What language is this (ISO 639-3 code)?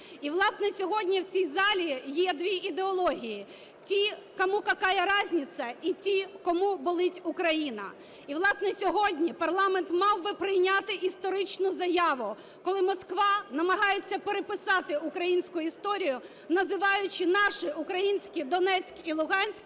ukr